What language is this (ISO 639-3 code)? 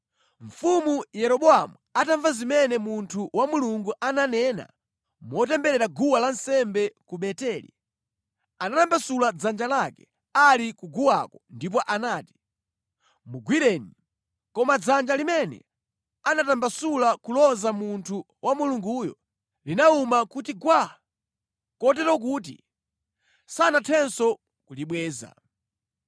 nya